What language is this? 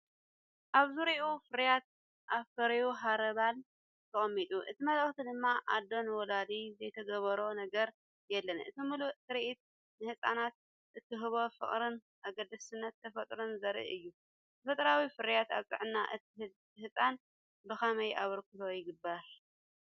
Tigrinya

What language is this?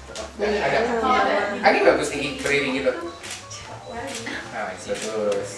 Indonesian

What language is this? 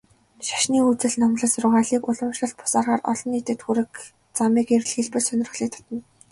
Mongolian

